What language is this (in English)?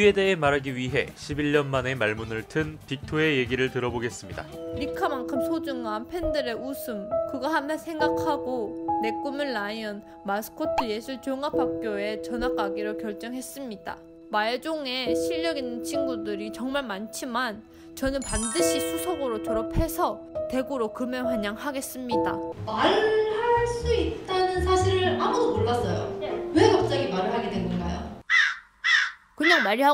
Korean